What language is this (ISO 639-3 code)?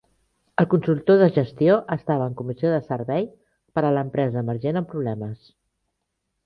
cat